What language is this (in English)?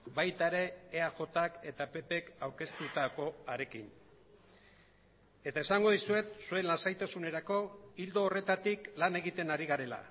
Basque